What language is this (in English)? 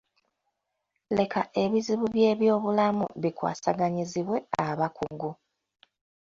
Ganda